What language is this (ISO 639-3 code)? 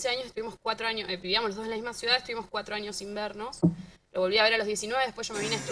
spa